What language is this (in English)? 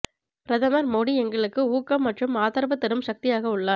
Tamil